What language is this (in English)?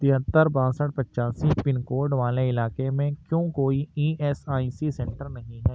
Urdu